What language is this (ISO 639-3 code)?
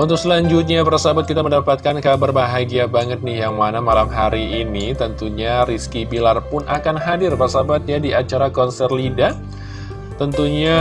ind